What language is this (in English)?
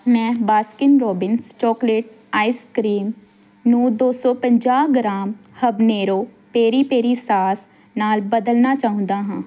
Punjabi